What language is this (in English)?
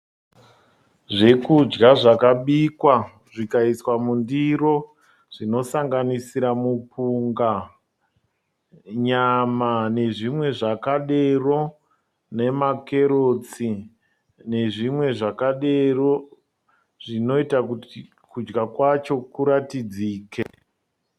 Shona